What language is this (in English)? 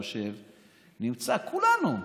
Hebrew